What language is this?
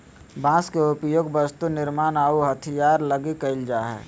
Magahi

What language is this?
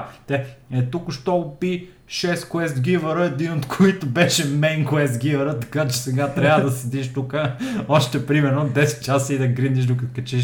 Bulgarian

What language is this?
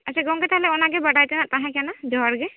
Santali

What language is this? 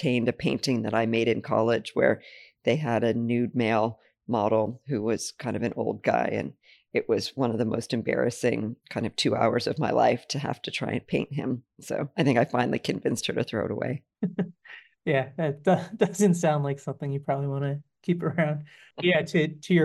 English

